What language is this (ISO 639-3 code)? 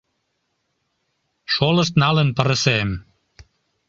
chm